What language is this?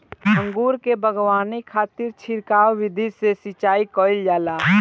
Bhojpuri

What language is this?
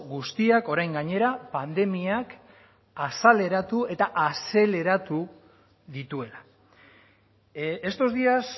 Basque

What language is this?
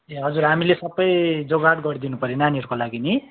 Nepali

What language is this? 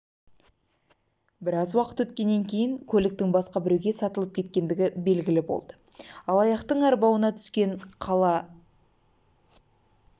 Kazakh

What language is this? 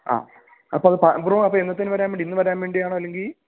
Malayalam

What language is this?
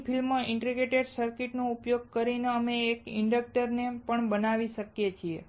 Gujarati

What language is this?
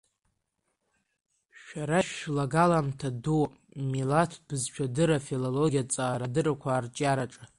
Abkhazian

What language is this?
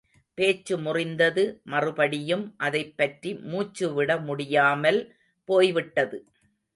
Tamil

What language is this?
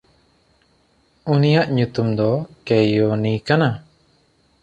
Santali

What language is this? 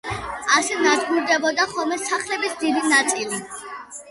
Georgian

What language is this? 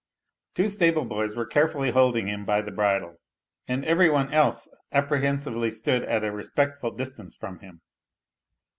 English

